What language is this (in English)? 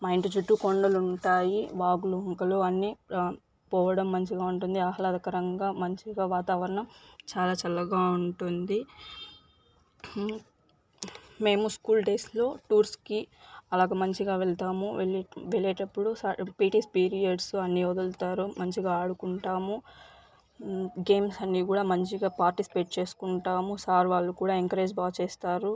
Telugu